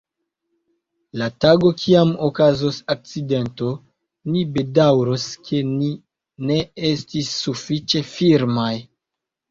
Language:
Esperanto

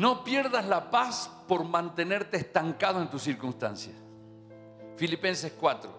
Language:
Spanish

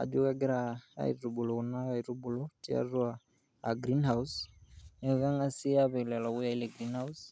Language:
Masai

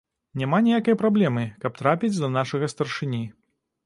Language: Belarusian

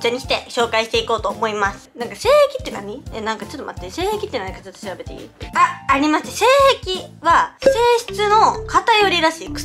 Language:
Japanese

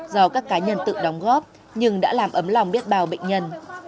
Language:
Vietnamese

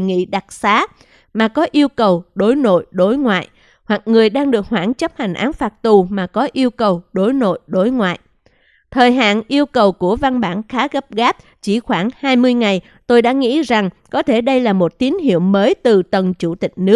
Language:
Vietnamese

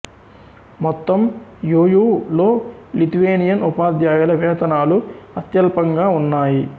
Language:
Telugu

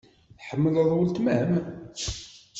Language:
Kabyle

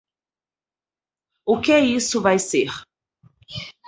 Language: Portuguese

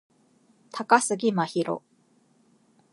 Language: Japanese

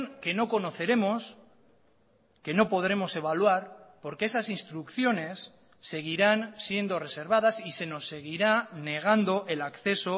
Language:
Spanish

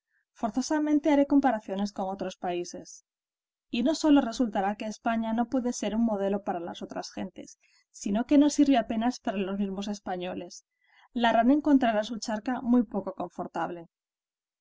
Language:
Spanish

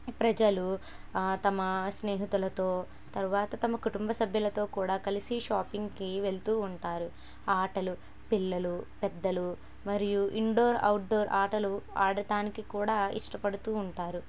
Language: Telugu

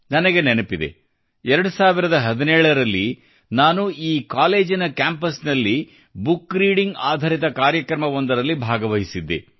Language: Kannada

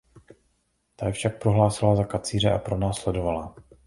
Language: Czech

